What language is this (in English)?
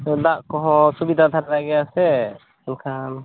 Santali